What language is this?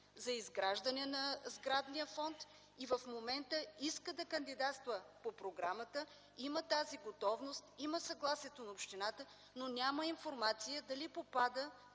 Bulgarian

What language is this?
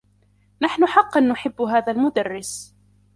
Arabic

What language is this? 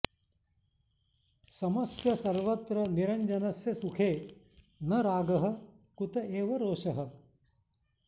Sanskrit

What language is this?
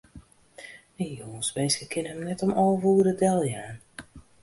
Western Frisian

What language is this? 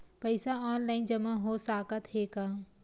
Chhattisgarhi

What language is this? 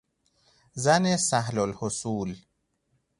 Persian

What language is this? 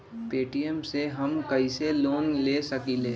Magahi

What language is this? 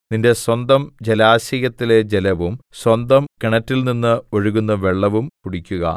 Malayalam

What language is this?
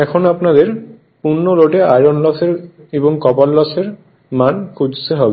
Bangla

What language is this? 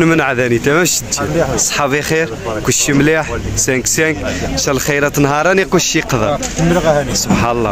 Arabic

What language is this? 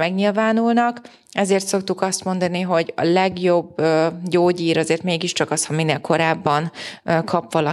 Hungarian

